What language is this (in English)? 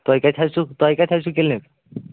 Kashmiri